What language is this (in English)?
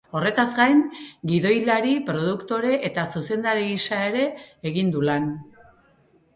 Basque